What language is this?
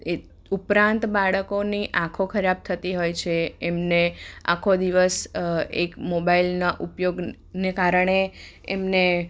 Gujarati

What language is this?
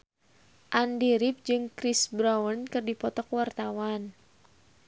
Sundanese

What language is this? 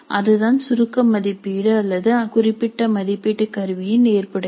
Tamil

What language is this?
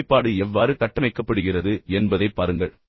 Tamil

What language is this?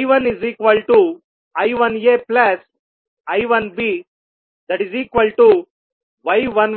Telugu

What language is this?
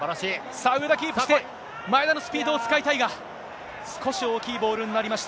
Japanese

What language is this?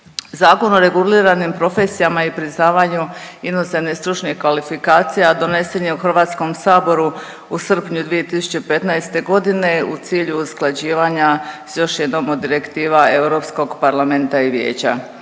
Croatian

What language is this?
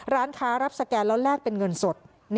Thai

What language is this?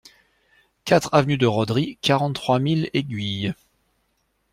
French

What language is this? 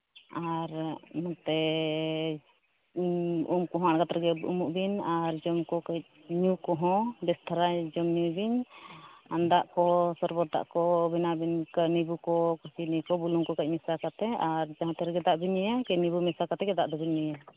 Santali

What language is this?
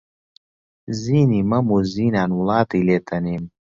Central Kurdish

